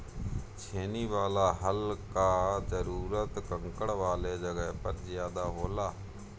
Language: Bhojpuri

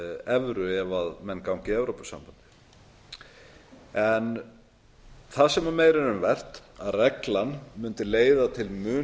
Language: Icelandic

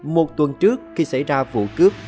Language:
Vietnamese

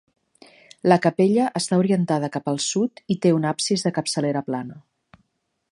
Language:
Catalan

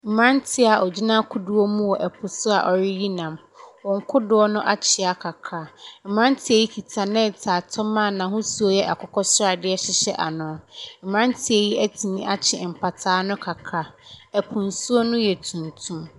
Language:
Akan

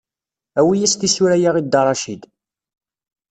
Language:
Kabyle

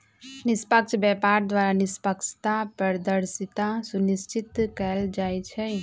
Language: Magahi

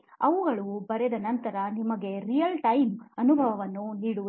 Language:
Kannada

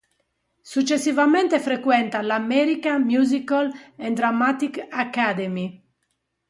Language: Italian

